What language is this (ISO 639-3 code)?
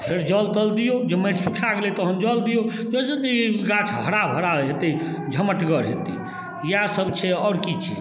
mai